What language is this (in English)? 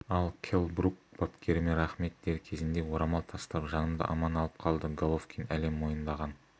Kazakh